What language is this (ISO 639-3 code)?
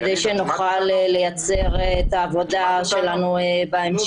heb